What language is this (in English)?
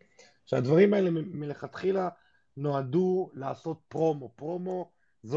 Hebrew